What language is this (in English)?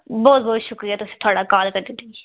Dogri